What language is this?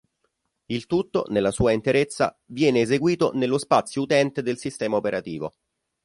Italian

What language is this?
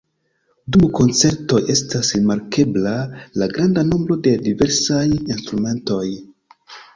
Esperanto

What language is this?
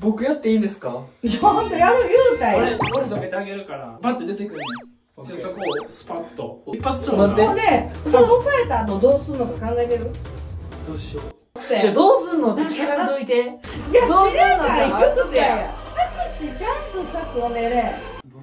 Japanese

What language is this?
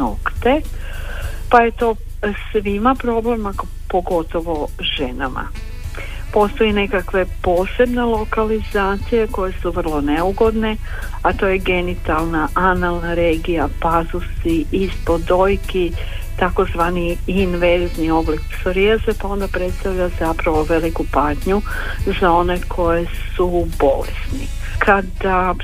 Croatian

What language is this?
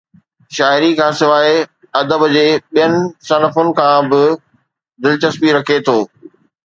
Sindhi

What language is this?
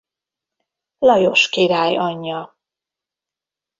Hungarian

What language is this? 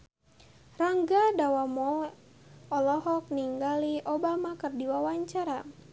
Sundanese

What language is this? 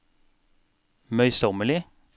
Norwegian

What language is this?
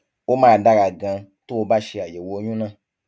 Yoruba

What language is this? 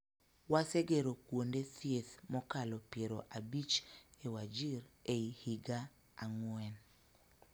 Luo (Kenya and Tanzania)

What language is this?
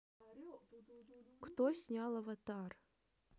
Russian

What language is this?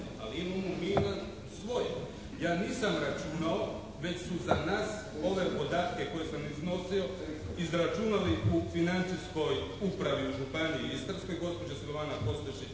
Croatian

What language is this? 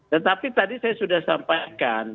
Indonesian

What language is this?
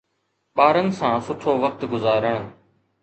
Sindhi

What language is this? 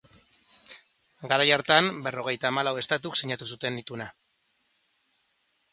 Basque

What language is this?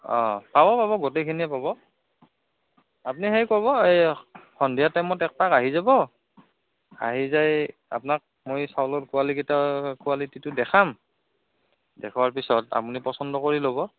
Assamese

